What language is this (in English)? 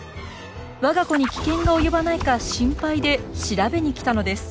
Japanese